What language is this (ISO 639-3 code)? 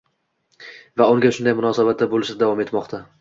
uzb